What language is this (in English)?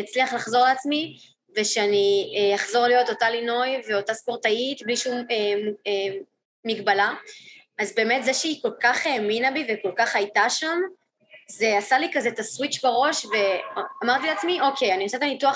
Hebrew